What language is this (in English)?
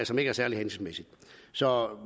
Danish